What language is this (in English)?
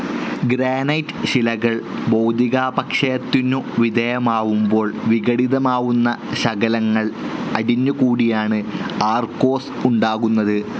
Malayalam